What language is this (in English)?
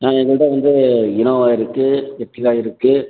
Tamil